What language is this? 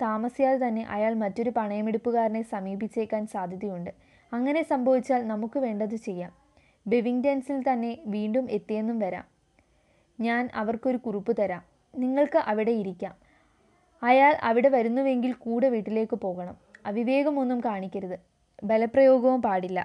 Malayalam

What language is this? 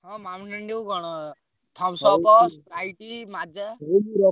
Odia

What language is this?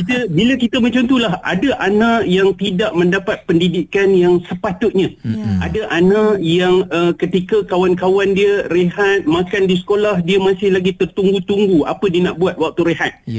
Malay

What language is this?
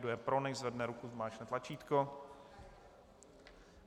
Czech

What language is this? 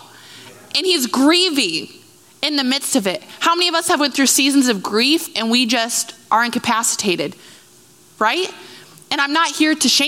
English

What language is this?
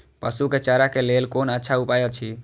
Maithili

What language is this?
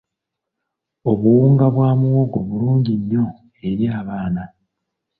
Ganda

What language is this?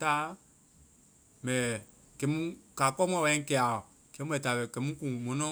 Vai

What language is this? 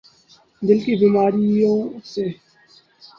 Urdu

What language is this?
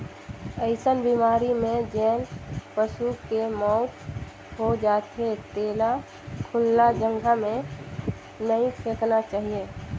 Chhattisgarhi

